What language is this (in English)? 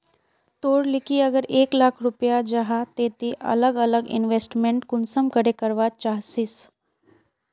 Magahi